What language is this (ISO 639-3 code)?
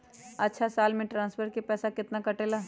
mag